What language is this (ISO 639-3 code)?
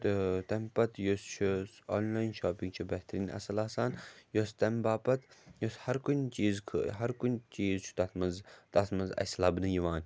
kas